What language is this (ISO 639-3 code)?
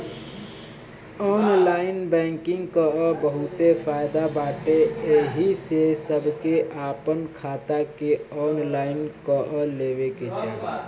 bho